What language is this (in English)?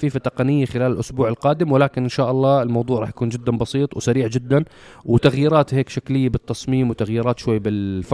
Arabic